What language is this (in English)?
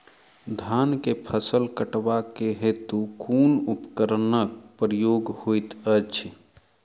Maithili